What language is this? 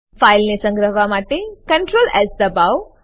Gujarati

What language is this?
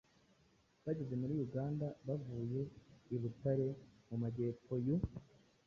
Kinyarwanda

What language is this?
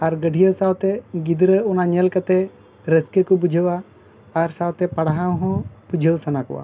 Santali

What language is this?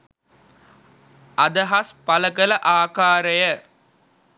Sinhala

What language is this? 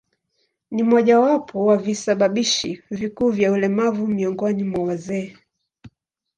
Swahili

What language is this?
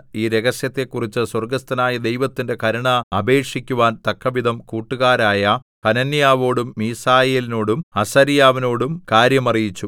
Malayalam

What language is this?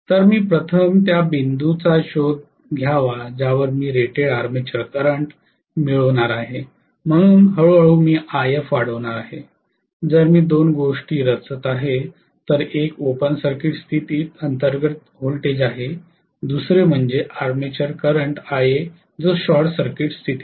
Marathi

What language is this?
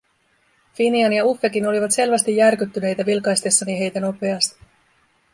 Finnish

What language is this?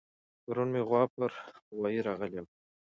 Pashto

